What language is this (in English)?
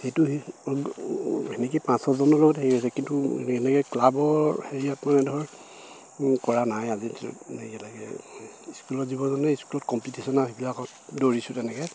Assamese